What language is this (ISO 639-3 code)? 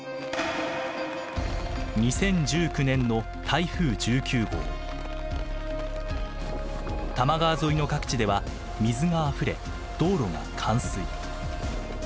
jpn